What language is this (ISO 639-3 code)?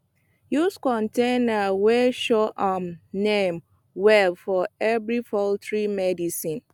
pcm